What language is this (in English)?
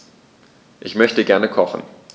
German